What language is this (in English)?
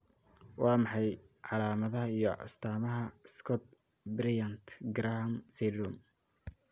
Somali